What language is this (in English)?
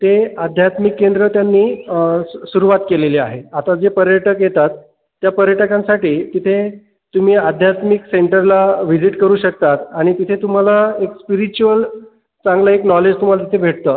Marathi